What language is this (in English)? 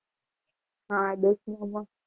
Gujarati